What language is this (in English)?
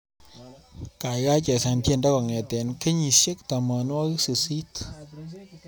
Kalenjin